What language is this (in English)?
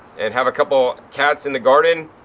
English